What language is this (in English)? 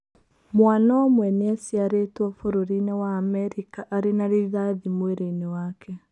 Kikuyu